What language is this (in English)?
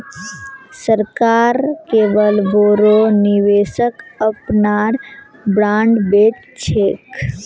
Magahi